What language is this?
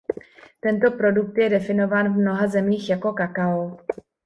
Czech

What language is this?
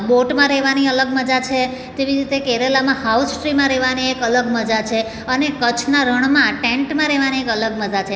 Gujarati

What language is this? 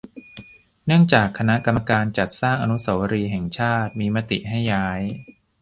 Thai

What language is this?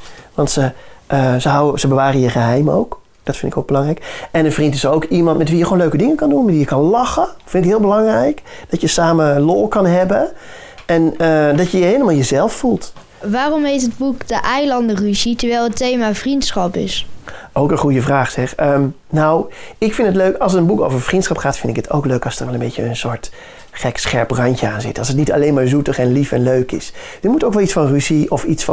Dutch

